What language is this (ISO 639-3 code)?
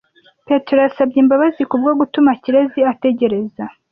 kin